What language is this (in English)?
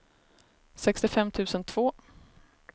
Swedish